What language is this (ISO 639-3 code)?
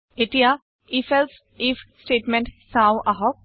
asm